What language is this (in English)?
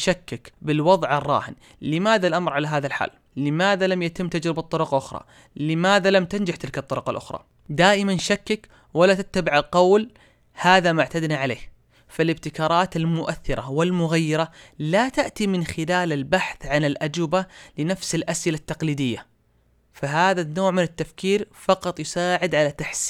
Arabic